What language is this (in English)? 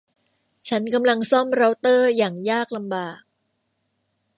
Thai